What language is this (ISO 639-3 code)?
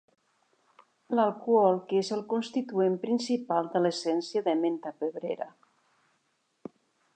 cat